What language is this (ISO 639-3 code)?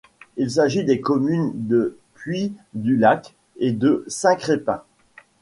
fra